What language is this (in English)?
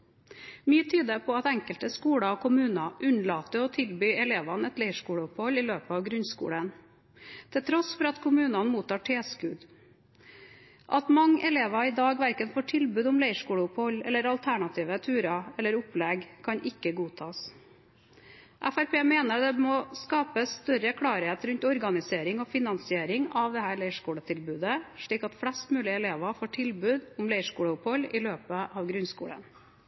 Norwegian Bokmål